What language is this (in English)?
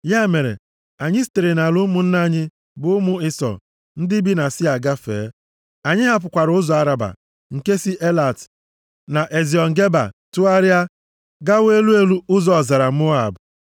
Igbo